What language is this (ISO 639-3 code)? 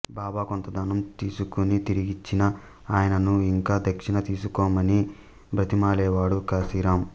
tel